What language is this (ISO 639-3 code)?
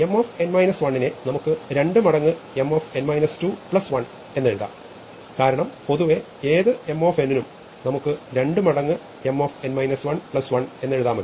mal